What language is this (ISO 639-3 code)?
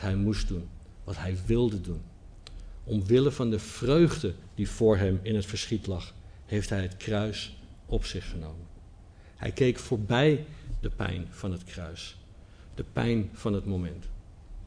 nld